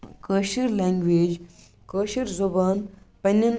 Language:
Kashmiri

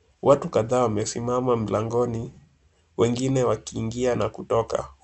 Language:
Swahili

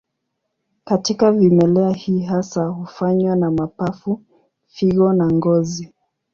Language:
Swahili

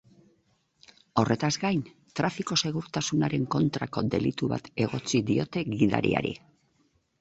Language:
Basque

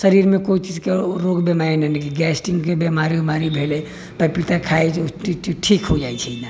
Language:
Maithili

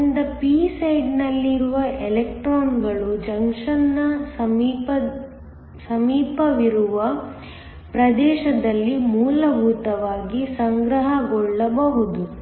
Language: Kannada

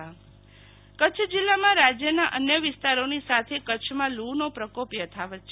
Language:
Gujarati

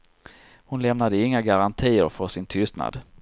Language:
Swedish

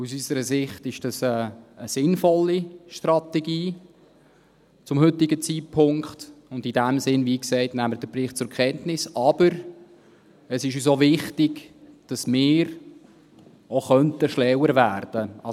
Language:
Swiss German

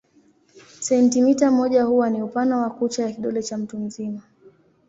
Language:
Swahili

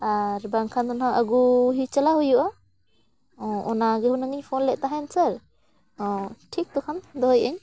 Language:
Santali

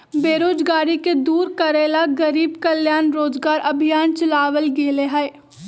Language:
Magahi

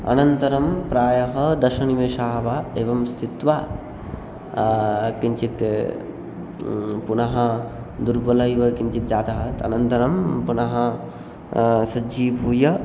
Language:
Sanskrit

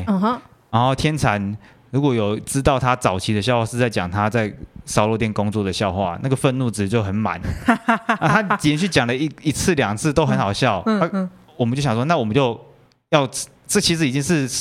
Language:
Chinese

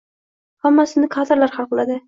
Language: Uzbek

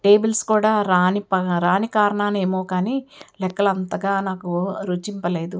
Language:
Telugu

